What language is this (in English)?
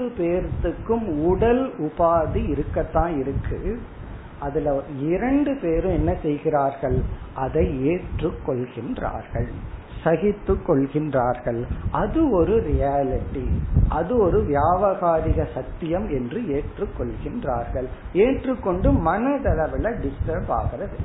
Tamil